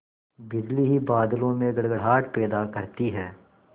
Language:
Hindi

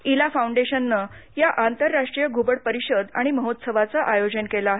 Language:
Marathi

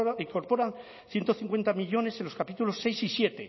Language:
Spanish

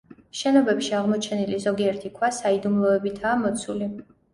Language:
Georgian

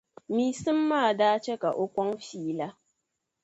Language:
Dagbani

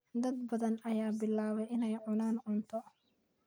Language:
Somali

